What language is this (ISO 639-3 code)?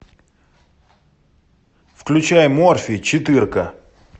rus